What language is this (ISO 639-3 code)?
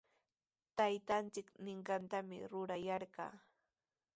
qws